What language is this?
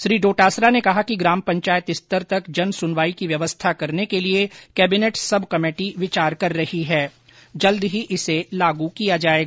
Hindi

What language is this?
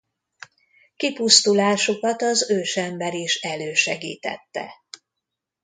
Hungarian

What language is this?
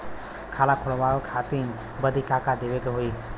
Bhojpuri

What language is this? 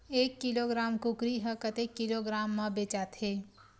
Chhattisgarhi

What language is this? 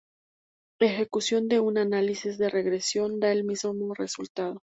Spanish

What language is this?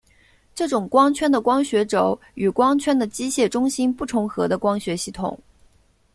Chinese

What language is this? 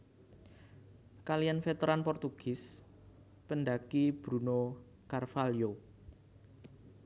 Javanese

